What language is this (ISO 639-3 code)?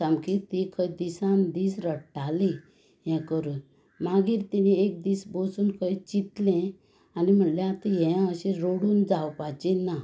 kok